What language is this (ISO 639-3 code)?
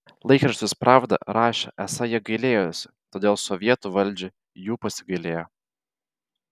lit